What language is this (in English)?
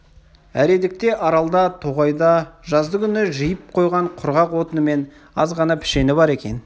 Kazakh